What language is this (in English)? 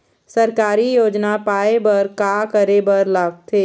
Chhattisgarhi